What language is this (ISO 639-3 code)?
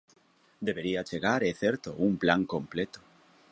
glg